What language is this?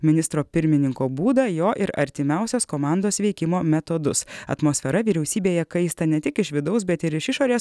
Lithuanian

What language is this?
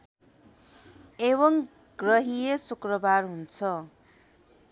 Nepali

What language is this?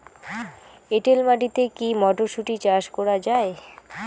Bangla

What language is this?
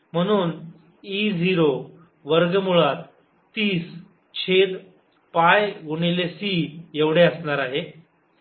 Marathi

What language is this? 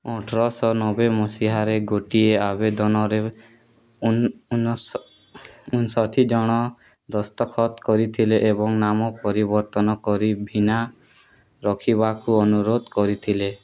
Odia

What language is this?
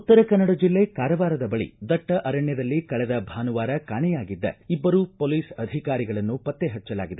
Kannada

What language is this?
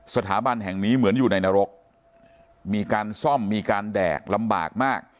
Thai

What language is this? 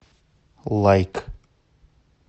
Russian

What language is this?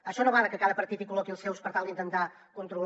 Catalan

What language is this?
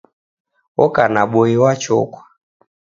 Taita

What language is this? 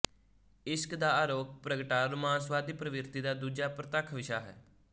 Punjabi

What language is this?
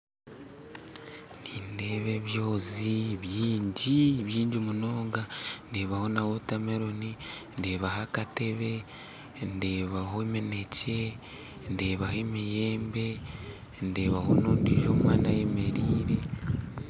Nyankole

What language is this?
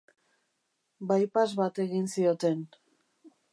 Basque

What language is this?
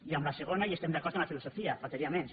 Catalan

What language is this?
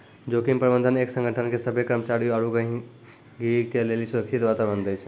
Maithili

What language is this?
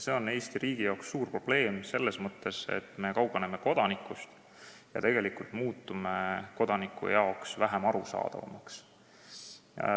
Estonian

